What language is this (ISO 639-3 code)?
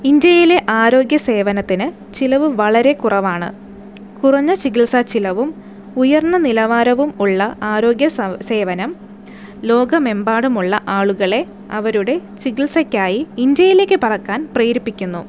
mal